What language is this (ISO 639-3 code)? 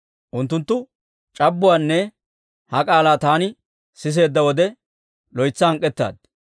dwr